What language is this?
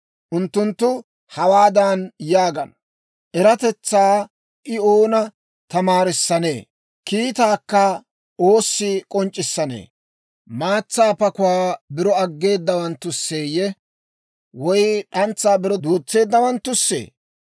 Dawro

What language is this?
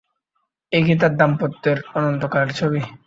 Bangla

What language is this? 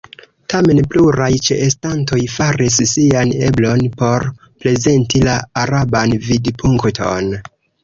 Esperanto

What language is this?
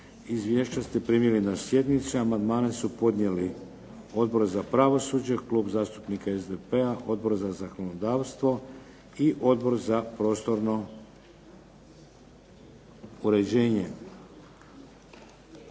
Croatian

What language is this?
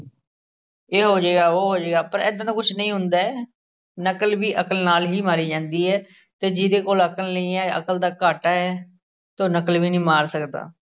Punjabi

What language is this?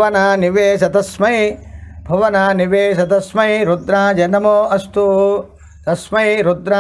Korean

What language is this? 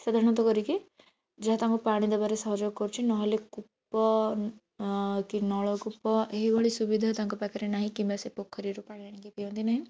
Odia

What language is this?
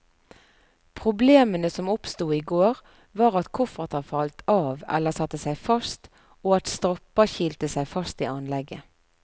Norwegian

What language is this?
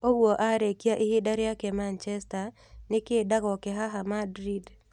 Kikuyu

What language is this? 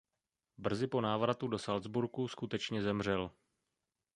Czech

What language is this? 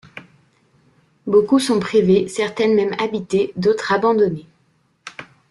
French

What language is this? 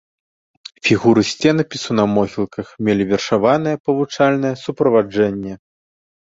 Belarusian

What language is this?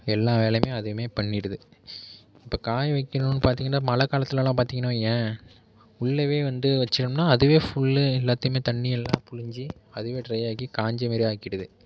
Tamil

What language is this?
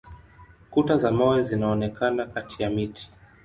Swahili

